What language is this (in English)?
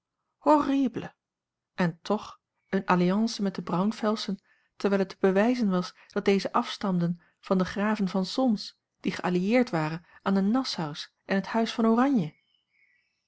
Dutch